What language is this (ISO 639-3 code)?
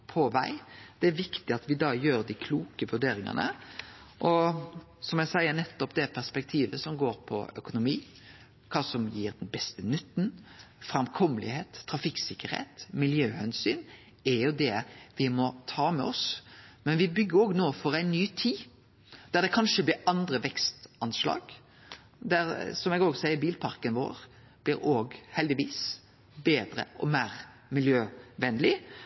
nno